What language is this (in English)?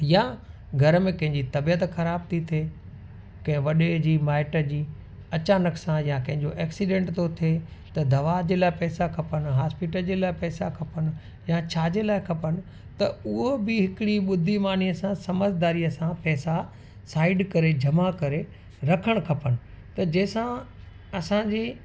Sindhi